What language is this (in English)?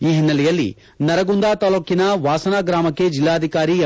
Kannada